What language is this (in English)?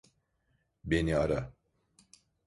Turkish